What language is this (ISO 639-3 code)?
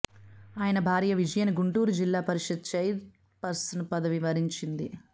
tel